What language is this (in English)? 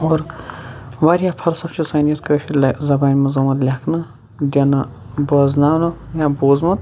Kashmiri